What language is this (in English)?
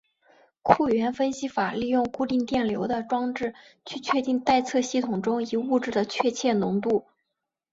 Chinese